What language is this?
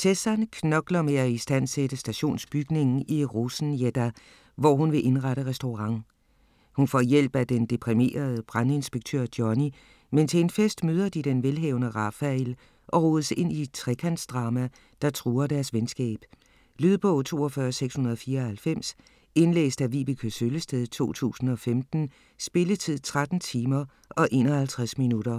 Danish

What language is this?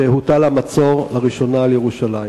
Hebrew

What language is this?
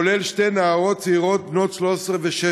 Hebrew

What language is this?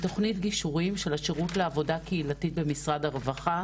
Hebrew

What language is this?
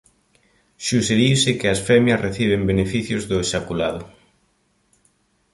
Galician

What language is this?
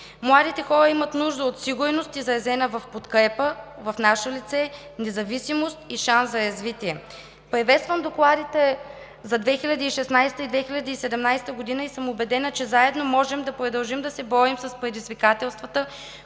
Bulgarian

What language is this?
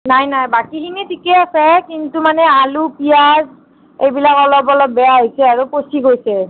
Assamese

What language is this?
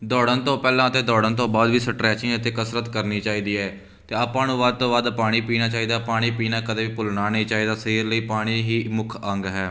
Punjabi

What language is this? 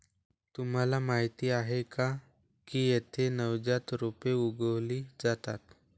Marathi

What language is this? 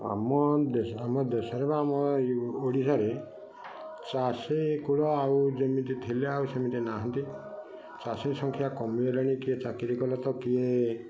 Odia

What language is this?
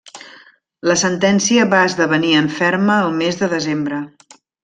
Catalan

